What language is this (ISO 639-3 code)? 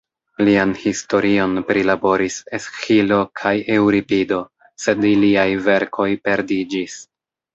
epo